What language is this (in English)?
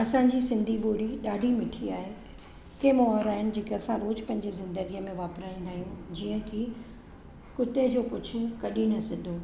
Sindhi